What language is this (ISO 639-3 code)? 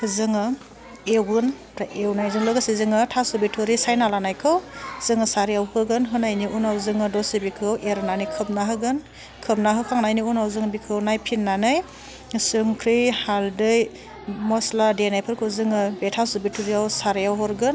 brx